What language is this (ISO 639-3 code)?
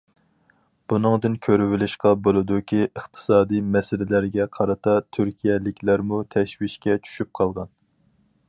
uig